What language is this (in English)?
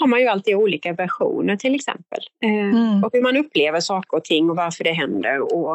Swedish